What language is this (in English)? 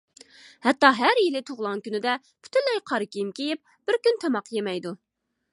Uyghur